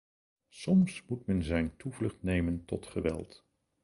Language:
Dutch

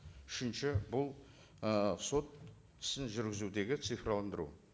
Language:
Kazakh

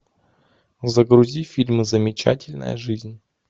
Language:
Russian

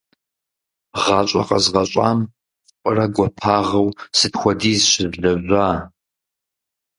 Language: Kabardian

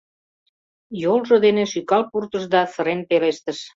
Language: Mari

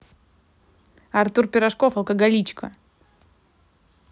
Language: Russian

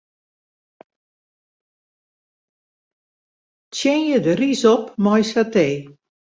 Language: Western Frisian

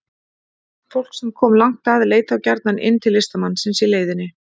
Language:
Icelandic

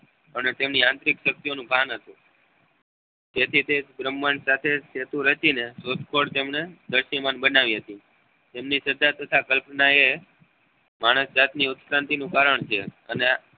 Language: Gujarati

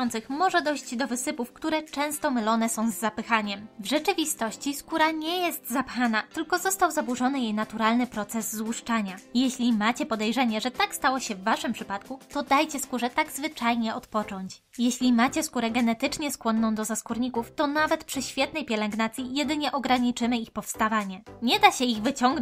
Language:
Polish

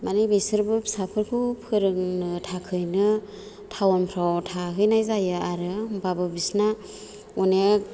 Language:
Bodo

